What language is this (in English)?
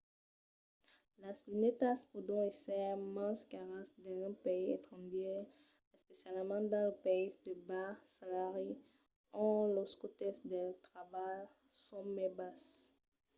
Occitan